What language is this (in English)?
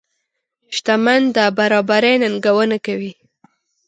Pashto